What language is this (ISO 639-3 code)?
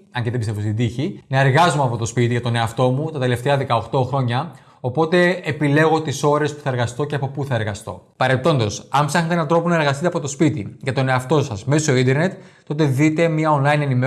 ell